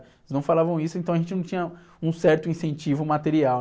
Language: Portuguese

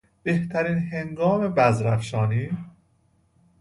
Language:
Persian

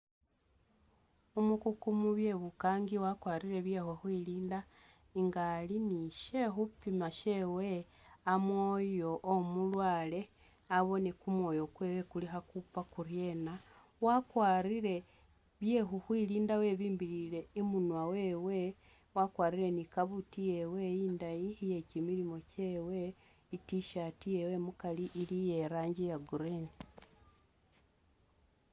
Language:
Masaaba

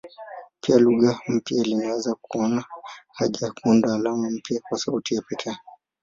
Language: Swahili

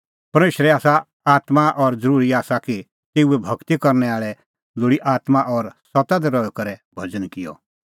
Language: Kullu Pahari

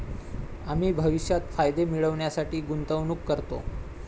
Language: Marathi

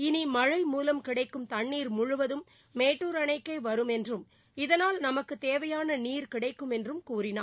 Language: Tamil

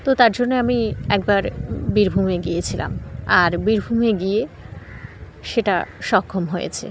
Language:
Bangla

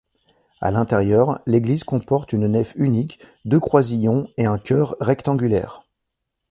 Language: French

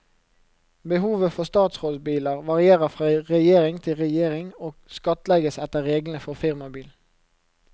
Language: Norwegian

